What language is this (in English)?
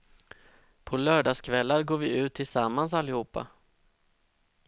Swedish